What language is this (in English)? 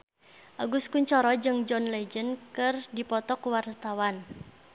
Sundanese